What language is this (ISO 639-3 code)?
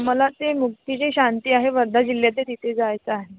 mar